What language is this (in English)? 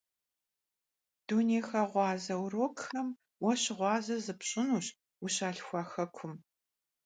Kabardian